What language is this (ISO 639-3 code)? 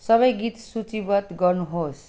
nep